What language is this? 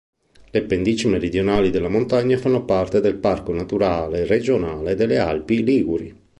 Italian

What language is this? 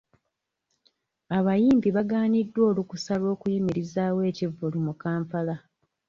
Ganda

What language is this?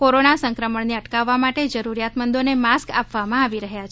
Gujarati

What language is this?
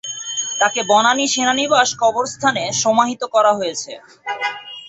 Bangla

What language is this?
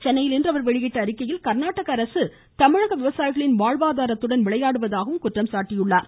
Tamil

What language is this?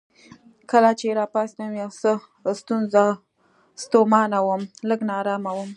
Pashto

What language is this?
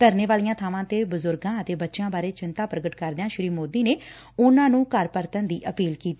Punjabi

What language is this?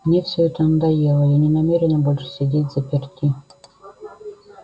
Russian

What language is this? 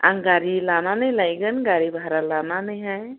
Bodo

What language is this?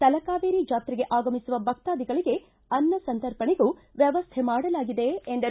Kannada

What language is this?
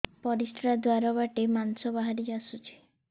Odia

